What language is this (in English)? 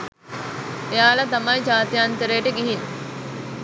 Sinhala